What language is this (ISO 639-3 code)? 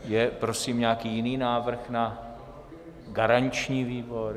ces